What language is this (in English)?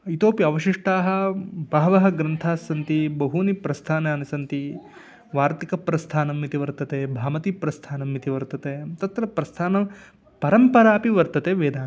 Sanskrit